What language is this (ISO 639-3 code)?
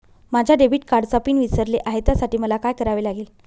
mar